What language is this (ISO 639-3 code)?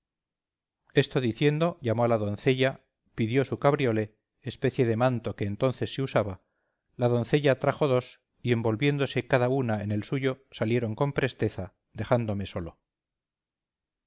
spa